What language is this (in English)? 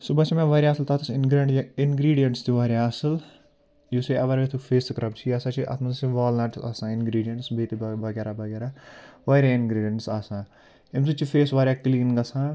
Kashmiri